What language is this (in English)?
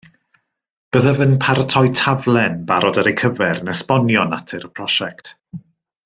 Welsh